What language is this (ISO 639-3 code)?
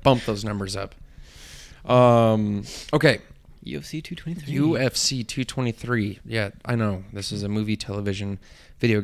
eng